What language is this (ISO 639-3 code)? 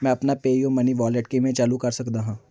pan